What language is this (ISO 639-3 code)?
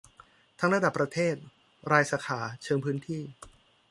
tha